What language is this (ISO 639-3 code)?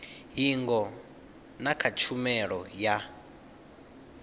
ven